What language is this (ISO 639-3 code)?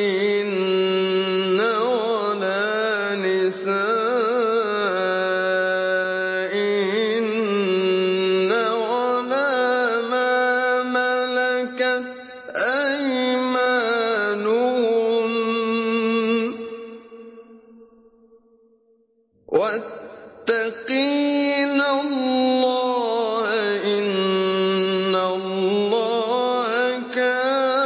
ara